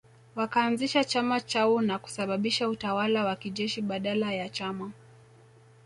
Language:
Swahili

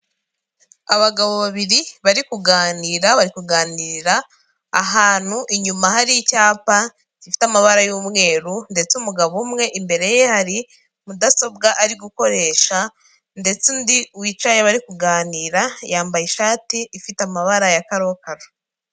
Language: Kinyarwanda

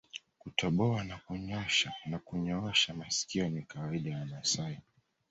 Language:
Swahili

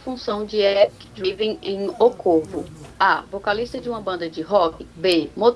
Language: Portuguese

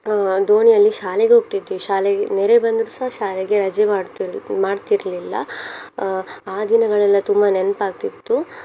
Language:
Kannada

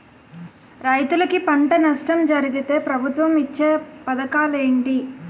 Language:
Telugu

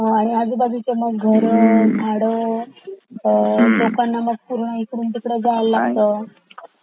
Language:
Marathi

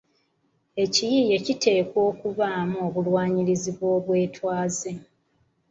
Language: Ganda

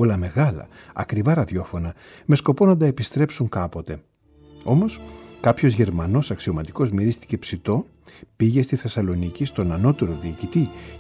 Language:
Greek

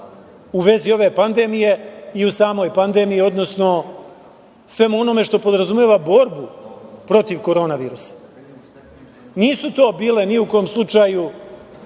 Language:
Serbian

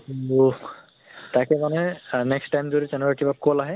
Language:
Assamese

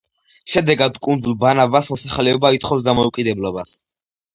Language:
Georgian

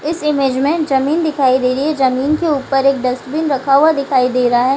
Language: Hindi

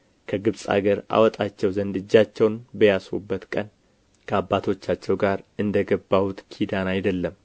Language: Amharic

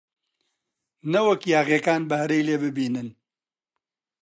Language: Central Kurdish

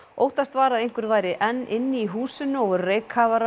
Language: Icelandic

